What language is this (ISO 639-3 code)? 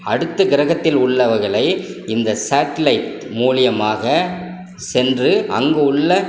tam